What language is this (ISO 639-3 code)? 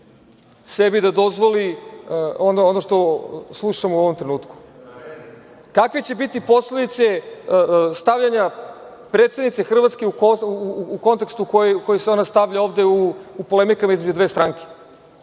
srp